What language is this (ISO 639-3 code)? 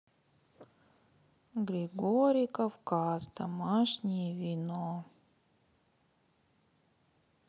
rus